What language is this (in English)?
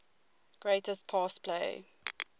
English